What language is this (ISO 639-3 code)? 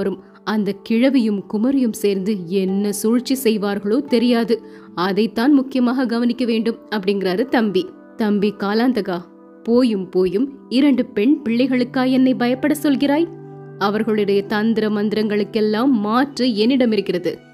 tam